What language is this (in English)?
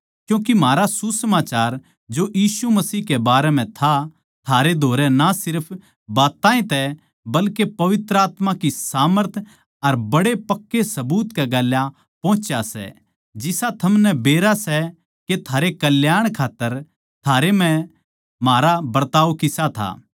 Haryanvi